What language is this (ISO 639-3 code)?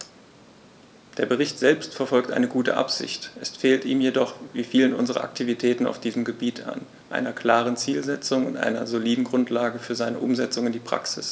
deu